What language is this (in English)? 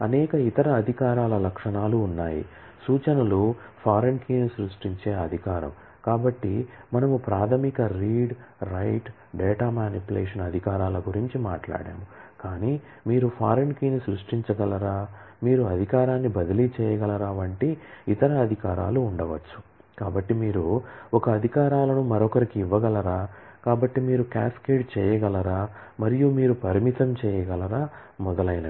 Telugu